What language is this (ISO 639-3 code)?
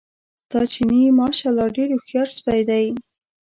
pus